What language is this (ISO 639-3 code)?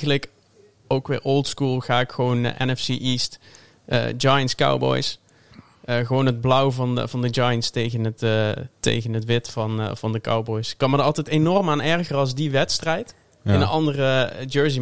nld